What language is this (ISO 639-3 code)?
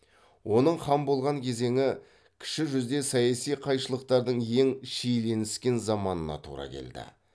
kaz